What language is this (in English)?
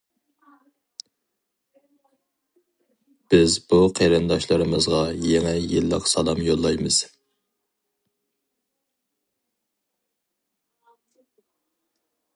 Uyghur